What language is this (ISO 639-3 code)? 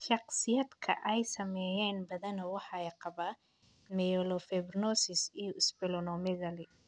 som